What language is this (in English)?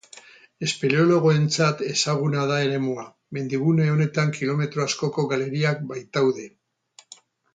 Basque